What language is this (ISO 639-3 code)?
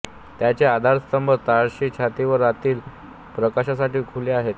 mar